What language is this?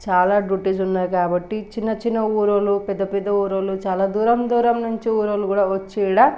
Telugu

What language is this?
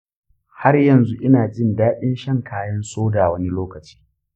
Hausa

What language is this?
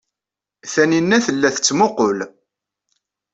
Kabyle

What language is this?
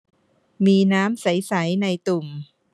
Thai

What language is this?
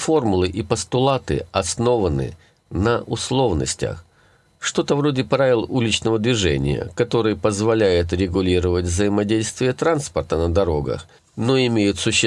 Russian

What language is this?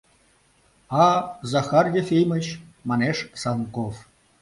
Mari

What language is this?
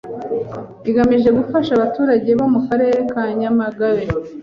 Kinyarwanda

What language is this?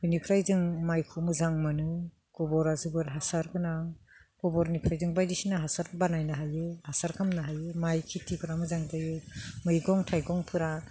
Bodo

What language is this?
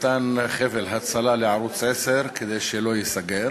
Hebrew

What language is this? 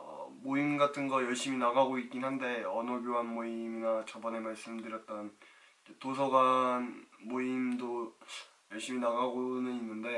Korean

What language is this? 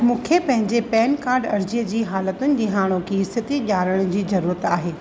Sindhi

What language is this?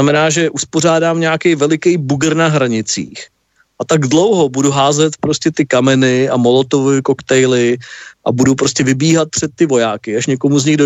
Czech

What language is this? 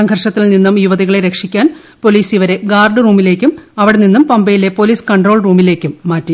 Malayalam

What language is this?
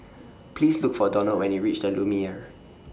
English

